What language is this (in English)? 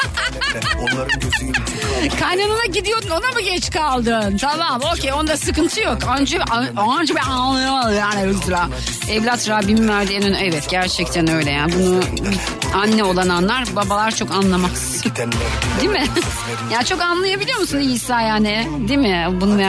Turkish